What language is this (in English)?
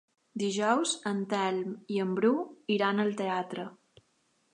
Catalan